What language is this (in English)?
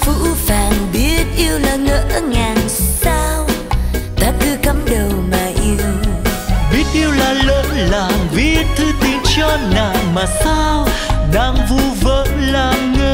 Vietnamese